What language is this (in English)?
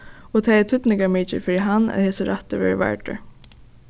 Faroese